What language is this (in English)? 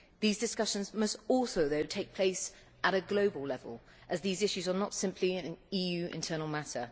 English